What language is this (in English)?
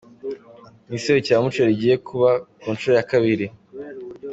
Kinyarwanda